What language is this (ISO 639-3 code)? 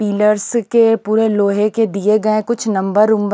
hin